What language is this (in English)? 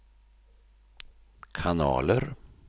Swedish